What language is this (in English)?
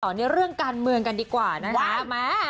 Thai